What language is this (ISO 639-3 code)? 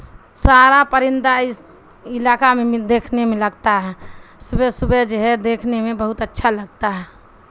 urd